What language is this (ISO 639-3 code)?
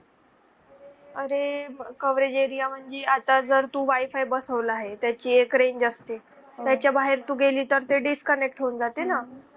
mar